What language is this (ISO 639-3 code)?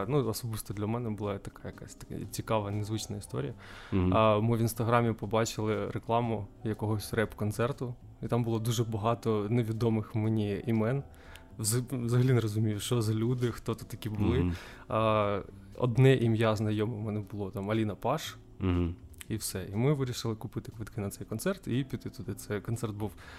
ukr